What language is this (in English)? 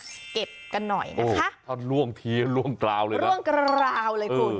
Thai